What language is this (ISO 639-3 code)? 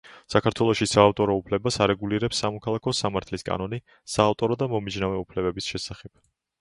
kat